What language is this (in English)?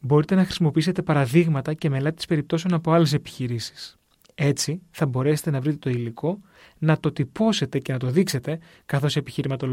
Greek